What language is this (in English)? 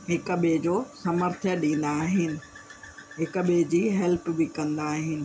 Sindhi